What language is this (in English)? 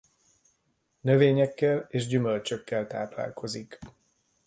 Hungarian